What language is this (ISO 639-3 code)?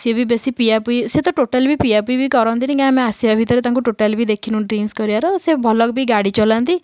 ori